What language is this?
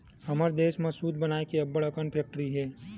Chhattisgarhi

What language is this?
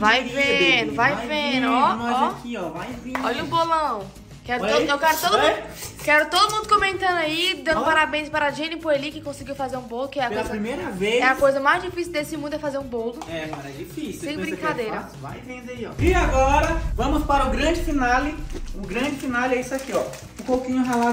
Portuguese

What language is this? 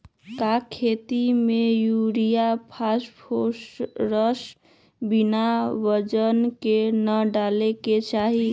Magahi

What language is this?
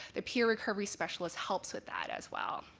English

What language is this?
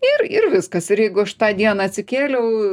Lithuanian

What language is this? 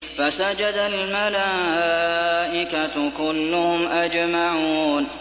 Arabic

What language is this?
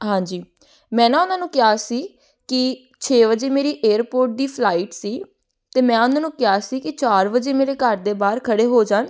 Punjabi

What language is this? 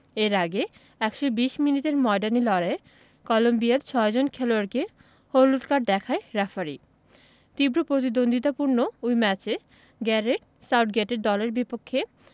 Bangla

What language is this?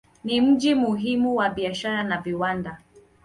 Swahili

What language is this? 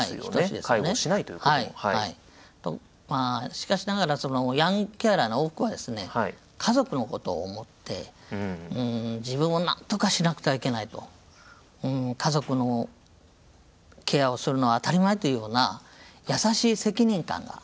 Japanese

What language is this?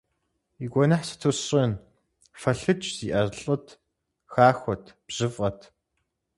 Kabardian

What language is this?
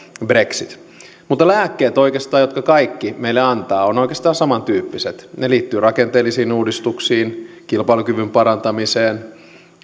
Finnish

